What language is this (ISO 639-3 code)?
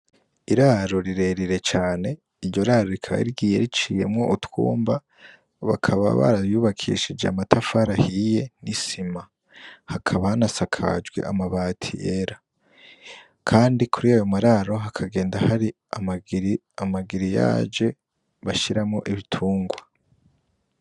run